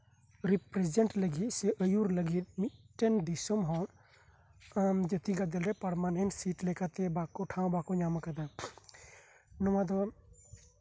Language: Santali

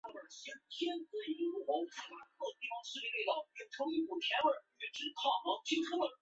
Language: Chinese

